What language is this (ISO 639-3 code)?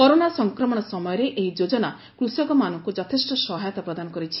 ori